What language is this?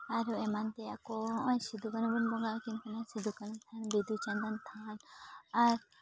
Santali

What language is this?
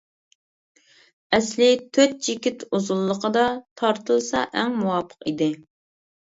Uyghur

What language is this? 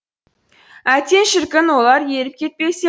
Kazakh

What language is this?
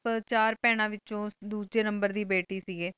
Punjabi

